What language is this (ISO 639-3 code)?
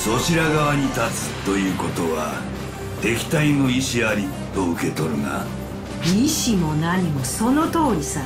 jpn